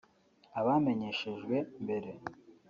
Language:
Kinyarwanda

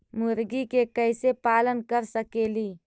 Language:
Magahi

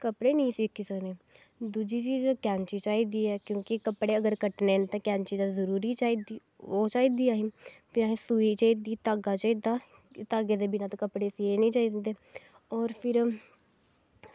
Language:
Dogri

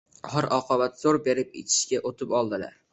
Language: Uzbek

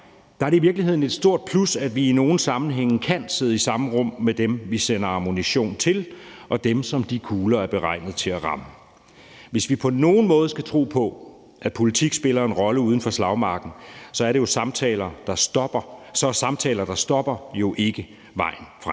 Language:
Danish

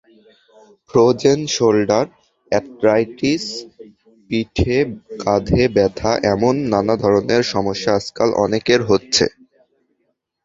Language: Bangla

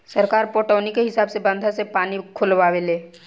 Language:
Bhojpuri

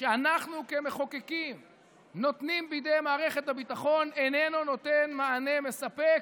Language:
Hebrew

